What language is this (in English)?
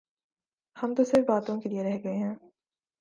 Urdu